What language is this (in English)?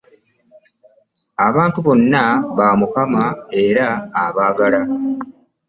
Ganda